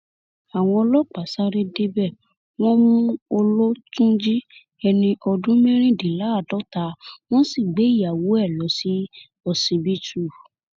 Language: Yoruba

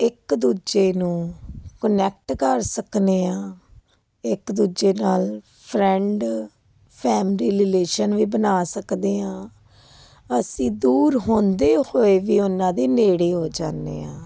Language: Punjabi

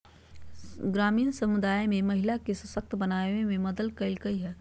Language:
Magahi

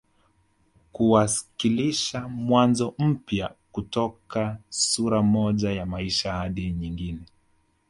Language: Swahili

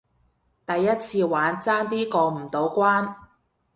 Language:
Cantonese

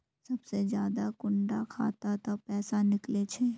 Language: Magahi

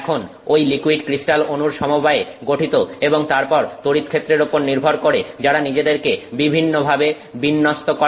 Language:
Bangla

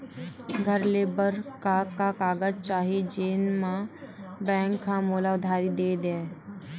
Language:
Chhattisgarhi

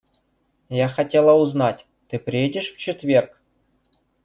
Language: Russian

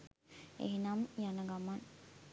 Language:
Sinhala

